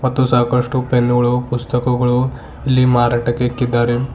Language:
Kannada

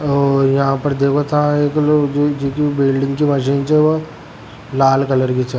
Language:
Rajasthani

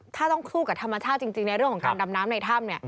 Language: Thai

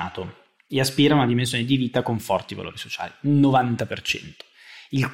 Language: Italian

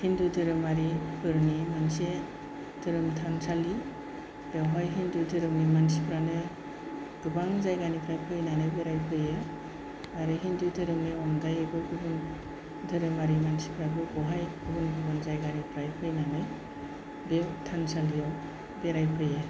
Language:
Bodo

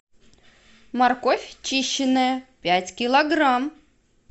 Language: Russian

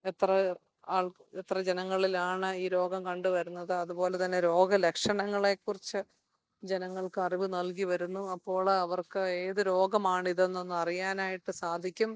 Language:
Malayalam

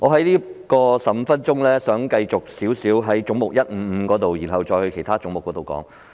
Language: Cantonese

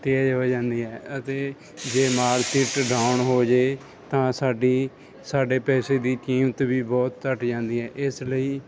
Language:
Punjabi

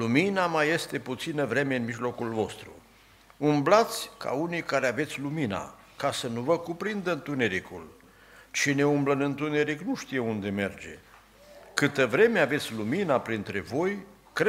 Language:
Romanian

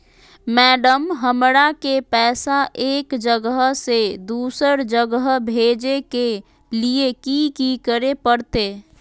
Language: Magahi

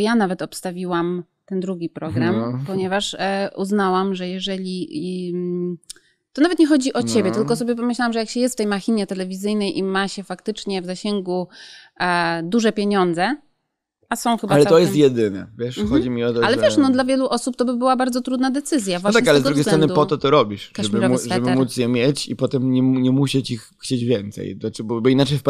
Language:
Polish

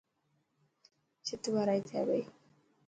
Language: Dhatki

